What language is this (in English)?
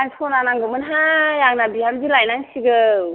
Bodo